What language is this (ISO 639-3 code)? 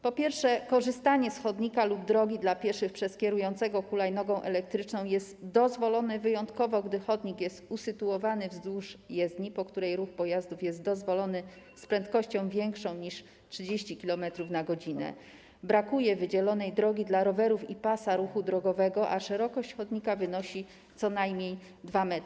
pol